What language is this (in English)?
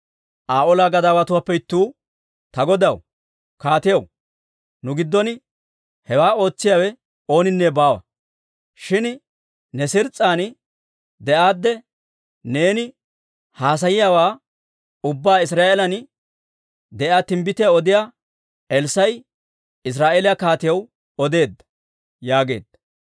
Dawro